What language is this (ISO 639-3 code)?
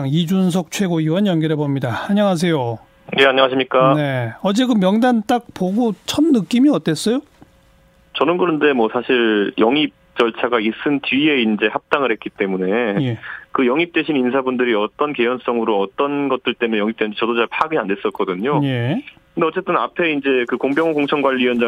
kor